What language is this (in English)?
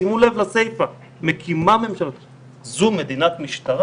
Hebrew